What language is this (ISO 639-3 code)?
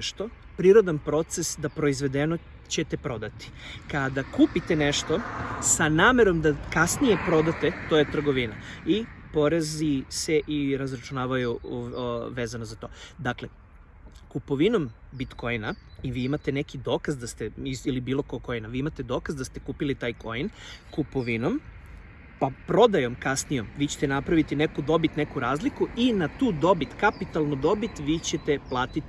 srp